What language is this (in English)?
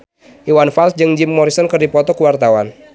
Sundanese